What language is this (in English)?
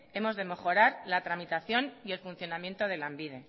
Spanish